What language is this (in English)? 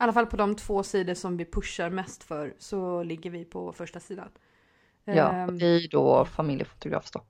Swedish